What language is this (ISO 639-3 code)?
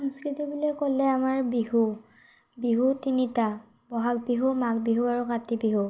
asm